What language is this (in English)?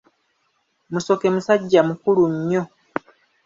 Ganda